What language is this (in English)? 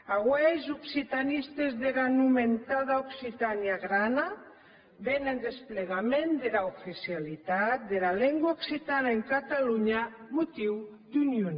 Catalan